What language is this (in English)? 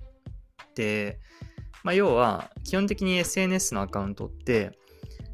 Japanese